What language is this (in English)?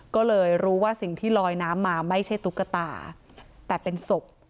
Thai